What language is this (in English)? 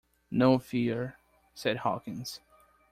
English